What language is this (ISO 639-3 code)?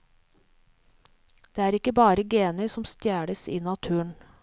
nor